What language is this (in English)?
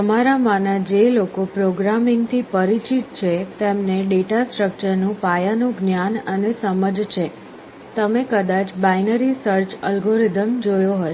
Gujarati